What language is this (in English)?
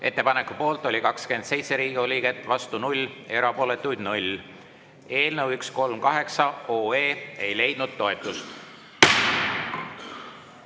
Estonian